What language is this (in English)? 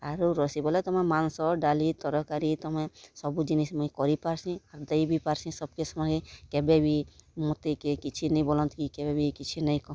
Odia